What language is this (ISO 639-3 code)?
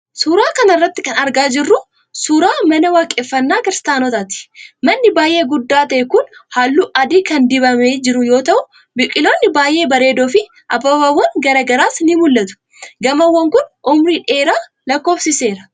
orm